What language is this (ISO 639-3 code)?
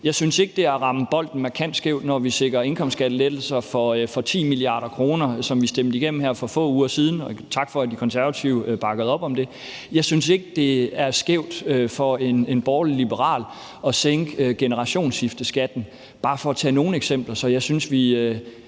dan